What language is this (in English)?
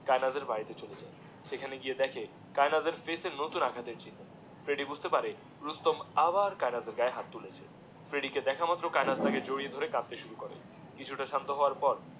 Bangla